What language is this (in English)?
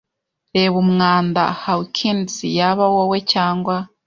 Kinyarwanda